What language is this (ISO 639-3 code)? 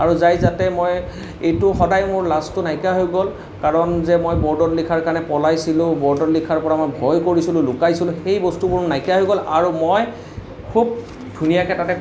asm